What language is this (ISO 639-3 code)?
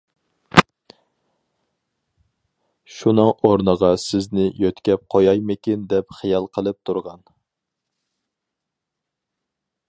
uig